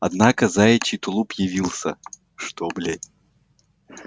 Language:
Russian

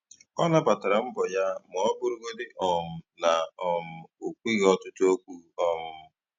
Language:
Igbo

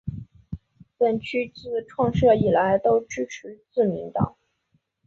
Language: Chinese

